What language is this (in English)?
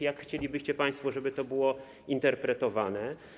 Polish